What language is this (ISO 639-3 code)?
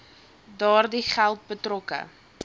afr